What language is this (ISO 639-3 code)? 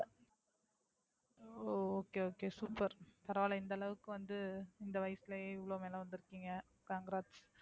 tam